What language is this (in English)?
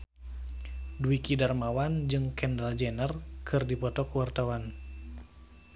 Sundanese